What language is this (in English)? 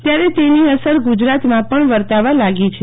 Gujarati